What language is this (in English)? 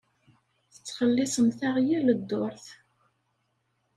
Kabyle